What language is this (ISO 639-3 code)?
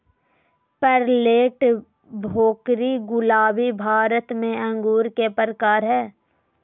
mag